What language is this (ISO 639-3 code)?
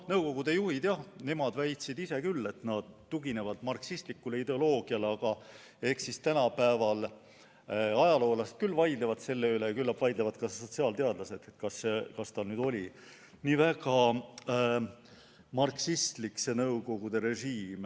est